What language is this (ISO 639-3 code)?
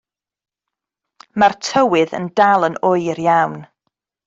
cym